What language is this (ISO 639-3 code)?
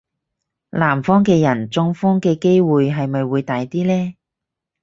yue